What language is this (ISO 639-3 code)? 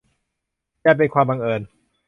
tha